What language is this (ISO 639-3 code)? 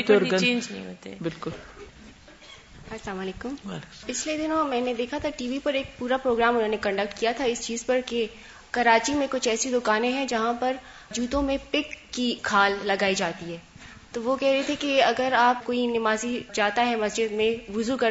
urd